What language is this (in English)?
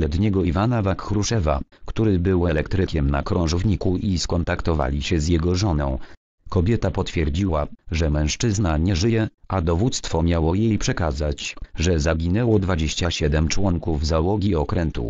Polish